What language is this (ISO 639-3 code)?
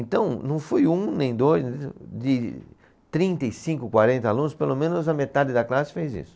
por